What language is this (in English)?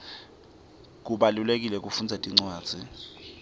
Swati